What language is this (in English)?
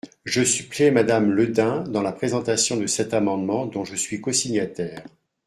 French